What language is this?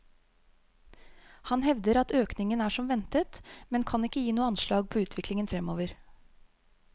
Norwegian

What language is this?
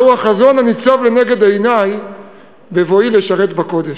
Hebrew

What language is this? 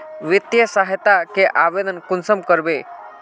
Magahi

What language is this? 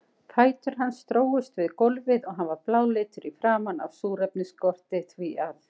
Icelandic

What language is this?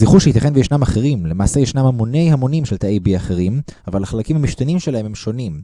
Hebrew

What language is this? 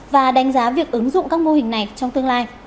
Vietnamese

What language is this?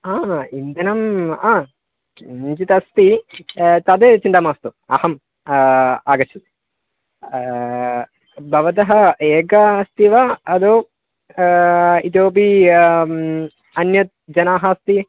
Sanskrit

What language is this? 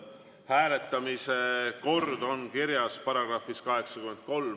Estonian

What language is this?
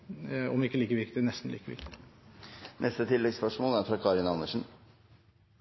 Norwegian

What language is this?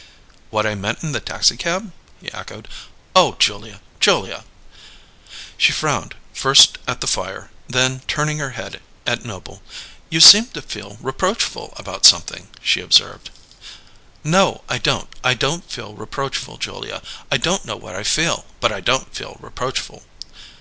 English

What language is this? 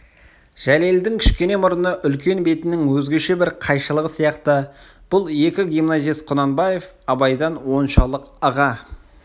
Kazakh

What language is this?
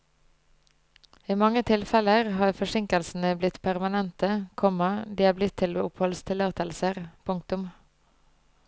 Norwegian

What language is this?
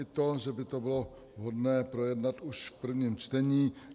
Czech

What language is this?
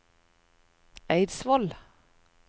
Norwegian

